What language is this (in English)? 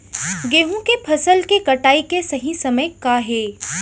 Chhattisgarhi